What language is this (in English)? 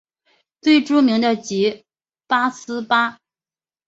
Chinese